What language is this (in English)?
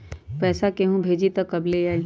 Magahi